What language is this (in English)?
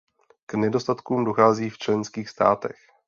Czech